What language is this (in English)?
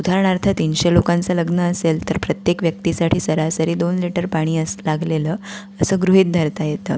Marathi